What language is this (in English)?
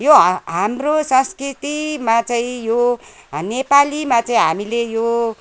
Nepali